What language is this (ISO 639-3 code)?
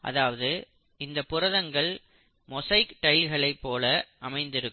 tam